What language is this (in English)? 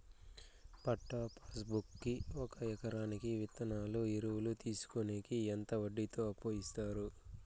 Telugu